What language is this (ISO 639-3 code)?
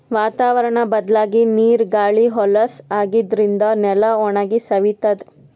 kan